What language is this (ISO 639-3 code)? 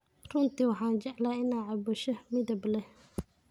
som